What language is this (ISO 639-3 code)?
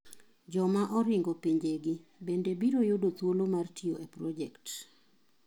luo